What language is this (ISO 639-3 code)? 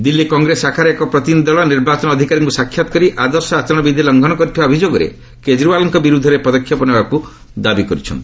ori